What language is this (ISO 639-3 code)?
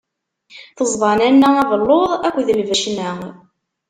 kab